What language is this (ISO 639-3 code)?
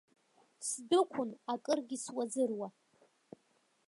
abk